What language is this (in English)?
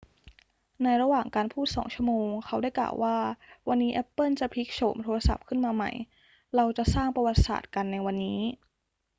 Thai